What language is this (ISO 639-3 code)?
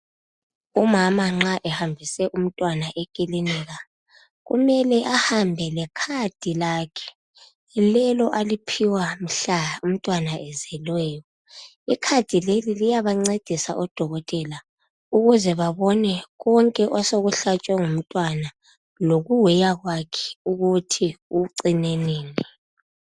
nde